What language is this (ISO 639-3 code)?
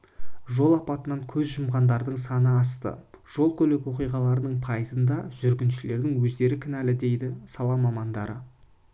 kaz